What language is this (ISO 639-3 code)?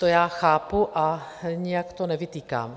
ces